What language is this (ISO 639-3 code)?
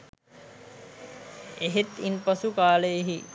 sin